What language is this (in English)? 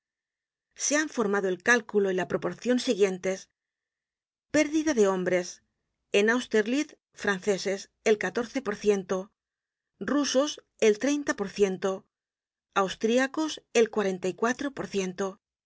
Spanish